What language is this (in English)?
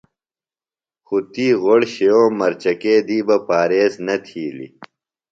Phalura